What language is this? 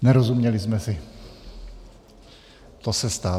Czech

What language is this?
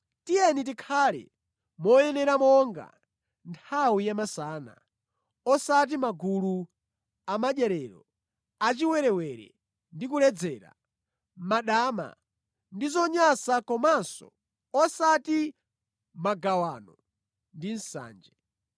Nyanja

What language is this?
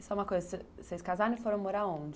Portuguese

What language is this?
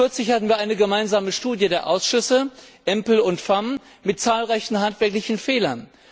German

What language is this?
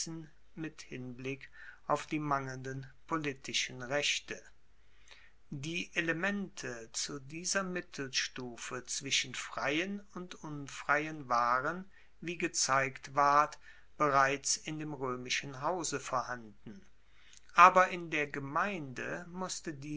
German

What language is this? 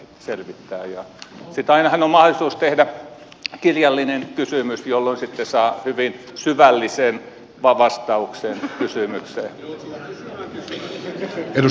Finnish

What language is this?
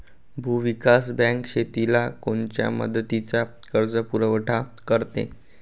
Marathi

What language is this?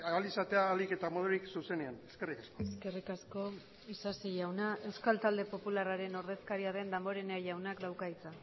Basque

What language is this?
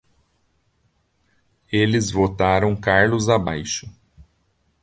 Portuguese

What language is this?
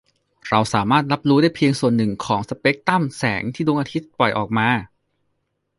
Thai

